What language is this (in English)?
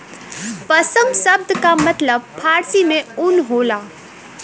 Bhojpuri